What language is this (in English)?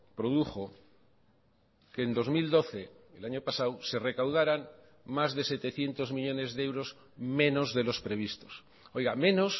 Spanish